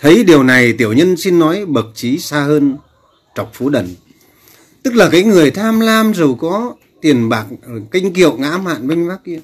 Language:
Vietnamese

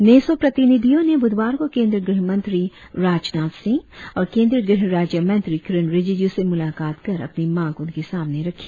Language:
Hindi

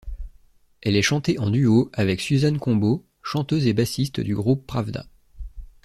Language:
French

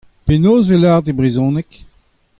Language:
Breton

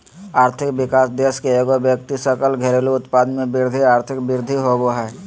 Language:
Magahi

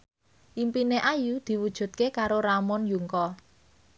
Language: Javanese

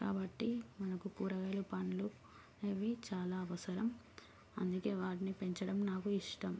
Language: Telugu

